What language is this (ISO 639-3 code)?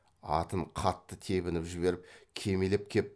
kaz